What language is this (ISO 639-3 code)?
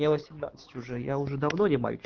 rus